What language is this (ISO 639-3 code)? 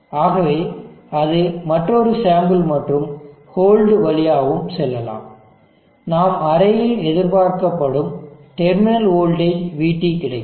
tam